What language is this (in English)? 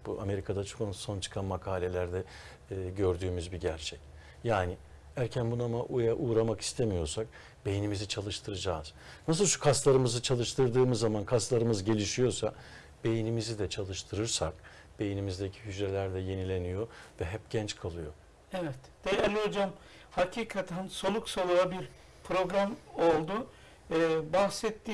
Turkish